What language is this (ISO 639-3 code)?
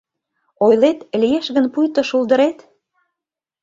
chm